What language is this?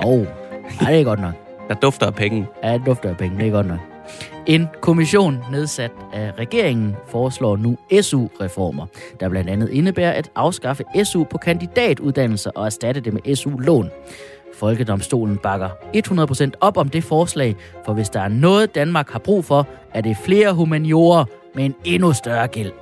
Danish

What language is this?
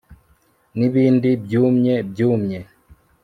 Kinyarwanda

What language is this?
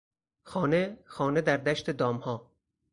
Persian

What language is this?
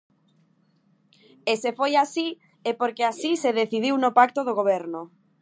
Galician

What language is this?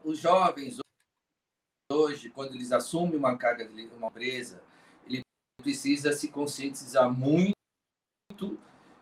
Portuguese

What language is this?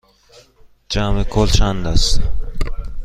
Persian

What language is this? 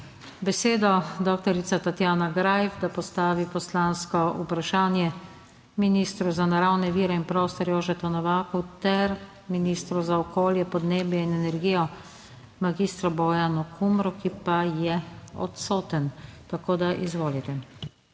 Slovenian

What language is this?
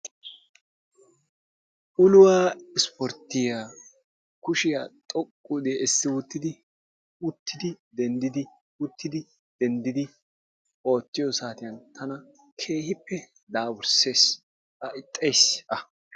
Wolaytta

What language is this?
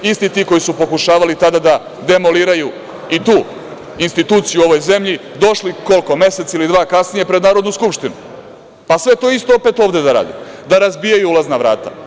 Serbian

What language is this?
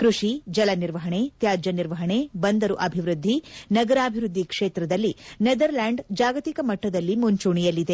Kannada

